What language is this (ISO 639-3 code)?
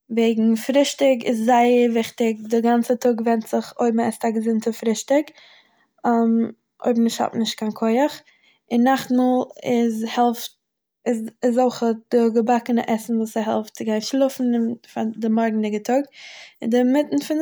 yid